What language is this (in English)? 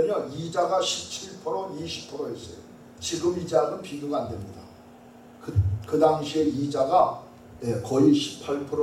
Korean